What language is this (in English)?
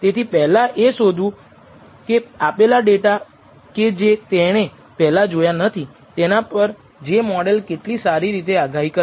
Gujarati